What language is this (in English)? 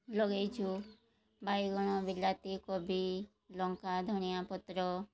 Odia